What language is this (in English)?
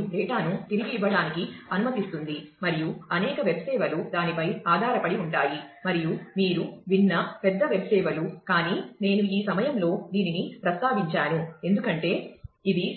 Telugu